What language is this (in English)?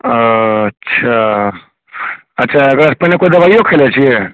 Maithili